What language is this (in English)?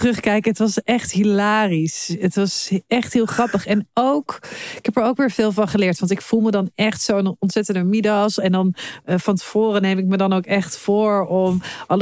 Dutch